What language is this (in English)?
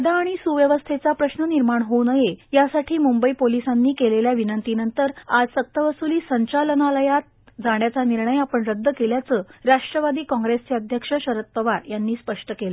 Marathi